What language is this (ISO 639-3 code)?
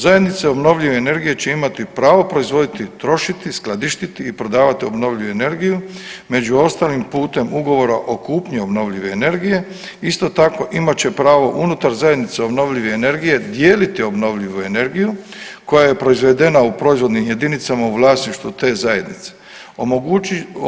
hrv